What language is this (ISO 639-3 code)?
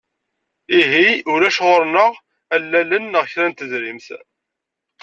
kab